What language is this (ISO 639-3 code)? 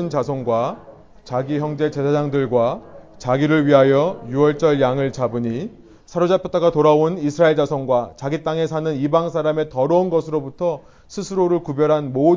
kor